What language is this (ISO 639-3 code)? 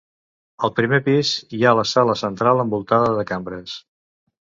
cat